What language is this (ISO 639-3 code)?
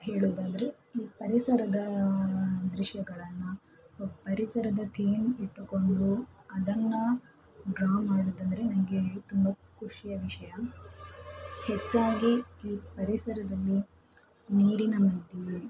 kan